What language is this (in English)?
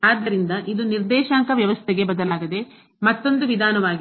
Kannada